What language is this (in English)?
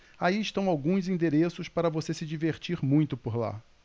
Portuguese